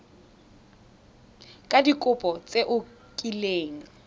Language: Tswana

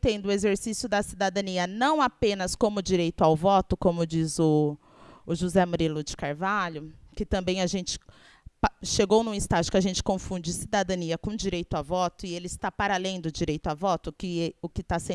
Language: Portuguese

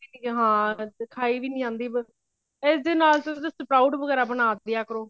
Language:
Punjabi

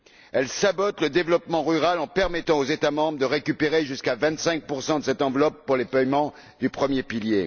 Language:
French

